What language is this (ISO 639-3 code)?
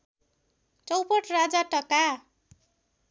nep